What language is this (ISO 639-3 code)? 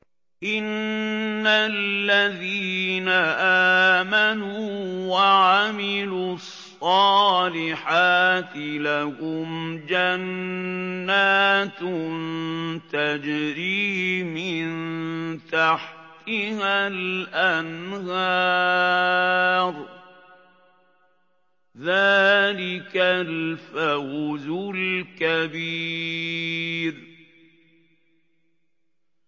ara